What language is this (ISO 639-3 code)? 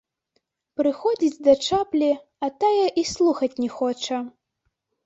bel